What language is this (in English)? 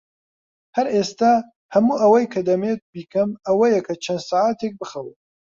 Central Kurdish